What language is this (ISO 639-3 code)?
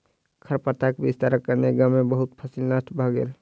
mai